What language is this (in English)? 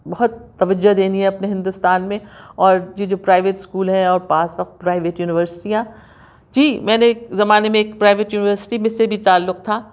Urdu